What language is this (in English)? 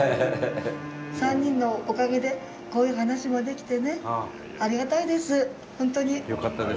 Japanese